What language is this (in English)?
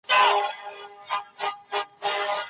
Pashto